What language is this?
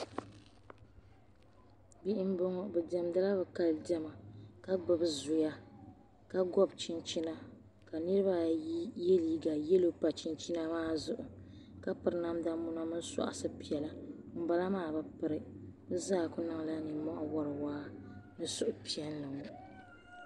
Dagbani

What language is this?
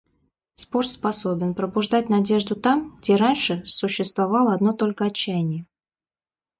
Russian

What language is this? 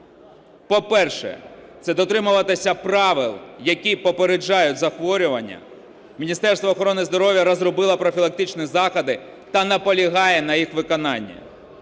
Ukrainian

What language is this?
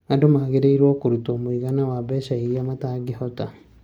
Kikuyu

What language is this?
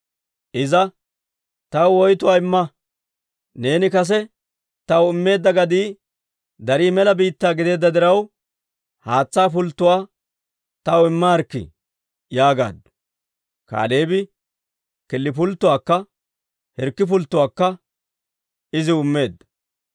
Dawro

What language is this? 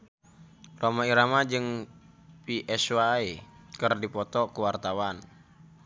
Sundanese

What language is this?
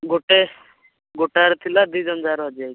Odia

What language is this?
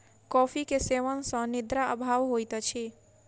Maithili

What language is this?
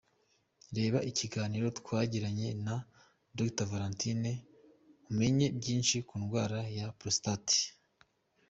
Kinyarwanda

